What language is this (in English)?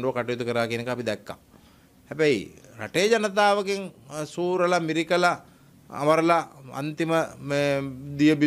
Italian